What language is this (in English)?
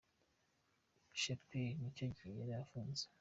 Kinyarwanda